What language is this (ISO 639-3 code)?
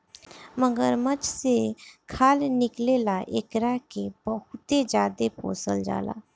bho